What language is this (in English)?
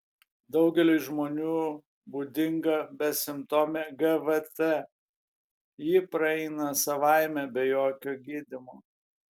Lithuanian